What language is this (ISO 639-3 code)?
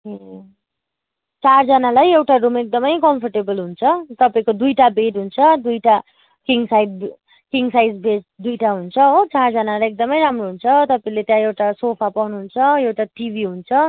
nep